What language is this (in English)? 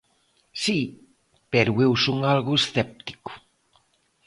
Galician